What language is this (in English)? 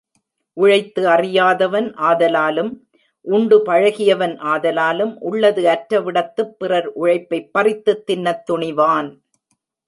Tamil